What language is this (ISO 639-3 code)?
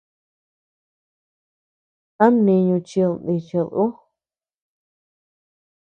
cux